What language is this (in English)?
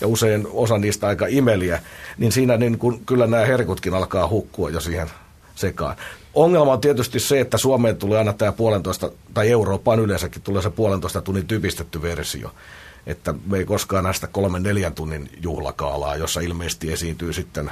Finnish